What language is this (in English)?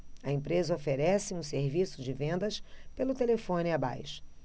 Portuguese